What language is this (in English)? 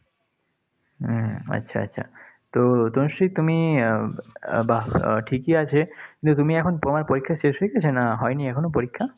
Bangla